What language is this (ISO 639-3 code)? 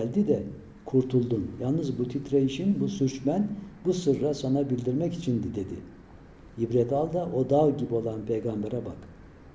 tur